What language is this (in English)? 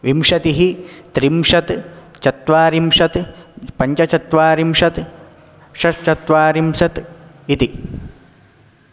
Sanskrit